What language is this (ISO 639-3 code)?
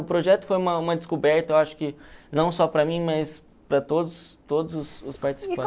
por